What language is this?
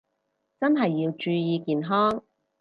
Cantonese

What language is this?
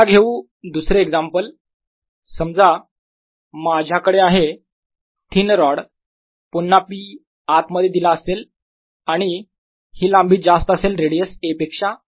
Marathi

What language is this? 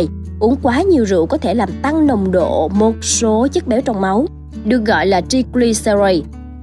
Vietnamese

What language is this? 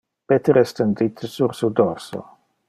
Interlingua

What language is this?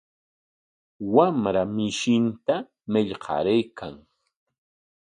Corongo Ancash Quechua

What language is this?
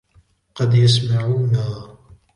Arabic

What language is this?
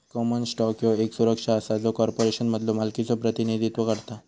Marathi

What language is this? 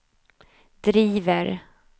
Swedish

